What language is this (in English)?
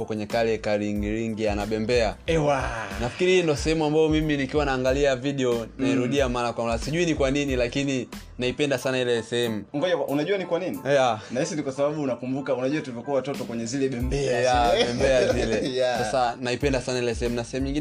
Swahili